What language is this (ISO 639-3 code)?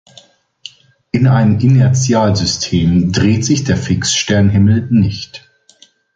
deu